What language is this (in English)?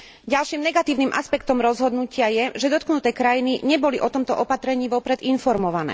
Slovak